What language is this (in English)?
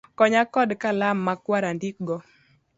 Luo (Kenya and Tanzania)